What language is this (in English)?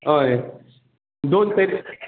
Konkani